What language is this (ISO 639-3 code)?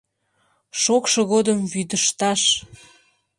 chm